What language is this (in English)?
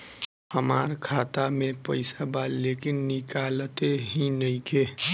Bhojpuri